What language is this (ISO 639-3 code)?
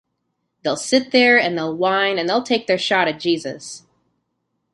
eng